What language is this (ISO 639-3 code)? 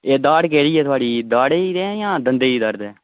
doi